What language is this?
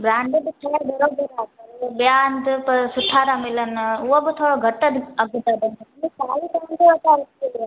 Sindhi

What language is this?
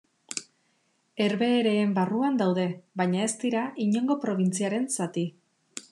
Basque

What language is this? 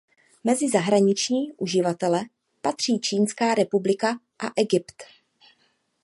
Czech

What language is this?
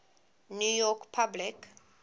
English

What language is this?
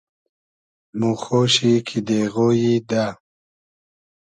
Hazaragi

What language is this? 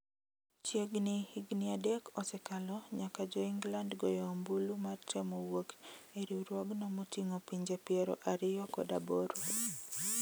Luo (Kenya and Tanzania)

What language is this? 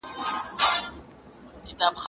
Pashto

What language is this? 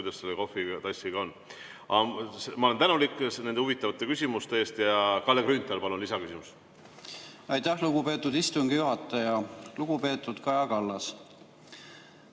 Estonian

